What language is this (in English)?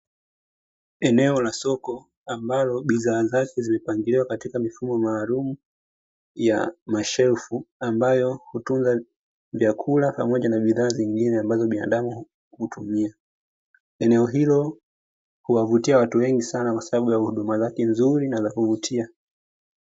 Swahili